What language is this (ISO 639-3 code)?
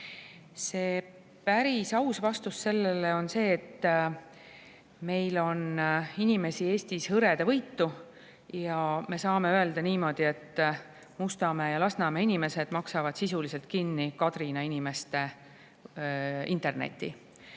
est